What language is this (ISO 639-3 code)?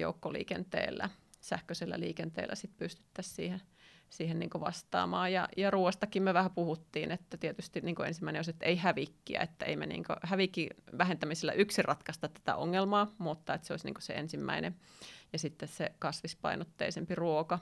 fin